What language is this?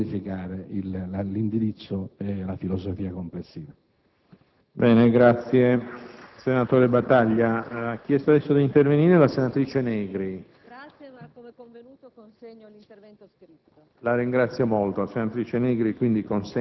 Italian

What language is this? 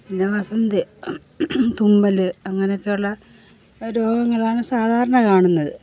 Malayalam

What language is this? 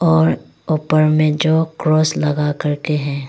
Hindi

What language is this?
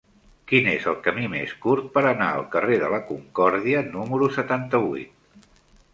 Catalan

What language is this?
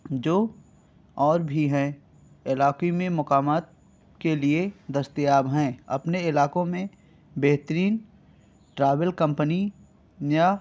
Urdu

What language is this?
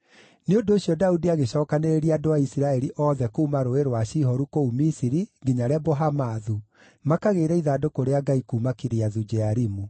Kikuyu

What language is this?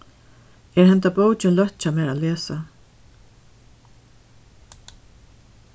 Faroese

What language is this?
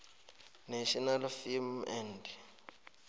South Ndebele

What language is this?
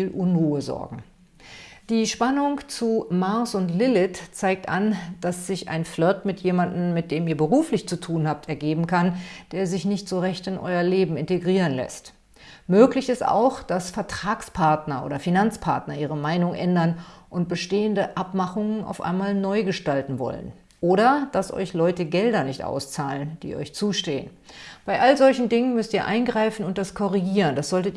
German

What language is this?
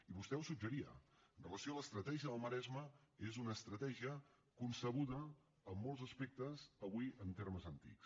Catalan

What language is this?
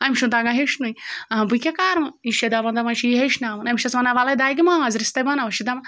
Kashmiri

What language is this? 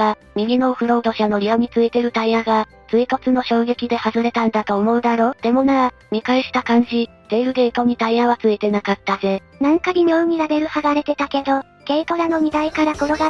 Japanese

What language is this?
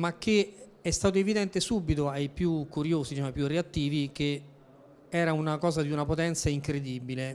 Italian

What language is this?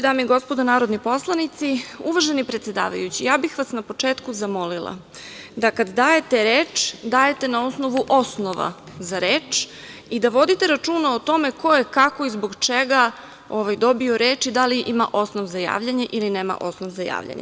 Serbian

